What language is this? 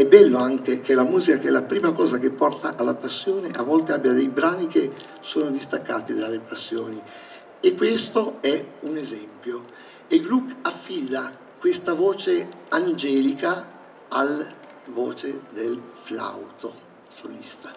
Italian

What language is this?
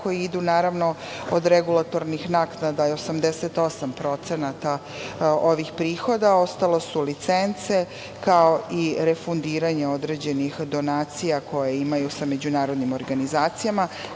Serbian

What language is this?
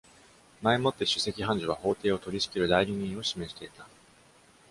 Japanese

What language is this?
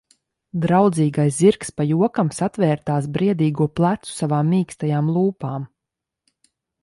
Latvian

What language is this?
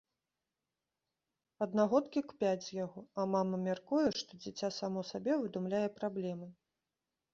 Belarusian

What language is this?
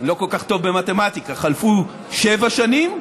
Hebrew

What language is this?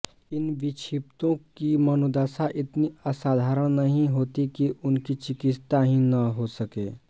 Hindi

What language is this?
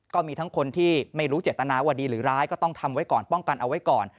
Thai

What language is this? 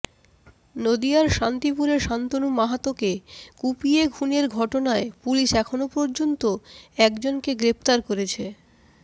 Bangla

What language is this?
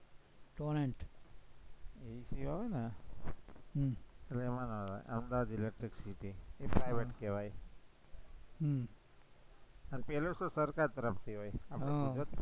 Gujarati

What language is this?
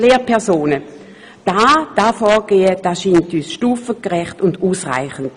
Swiss German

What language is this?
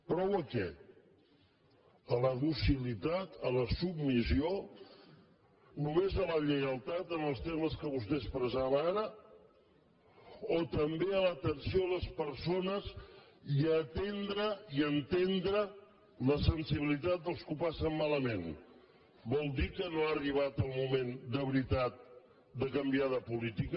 Catalan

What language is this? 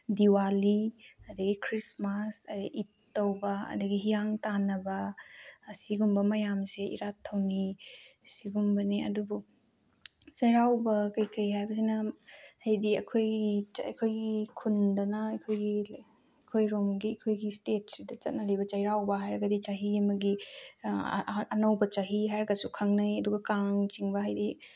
Manipuri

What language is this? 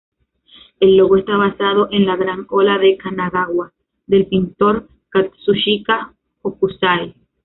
Spanish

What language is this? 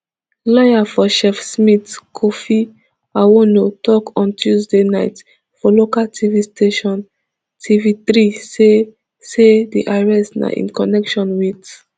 Nigerian Pidgin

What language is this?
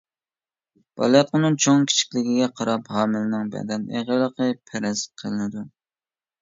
Uyghur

